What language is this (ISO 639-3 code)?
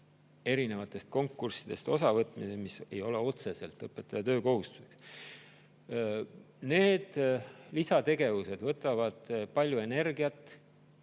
est